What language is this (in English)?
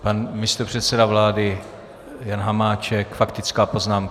Czech